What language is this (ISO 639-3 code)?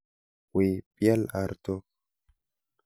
kln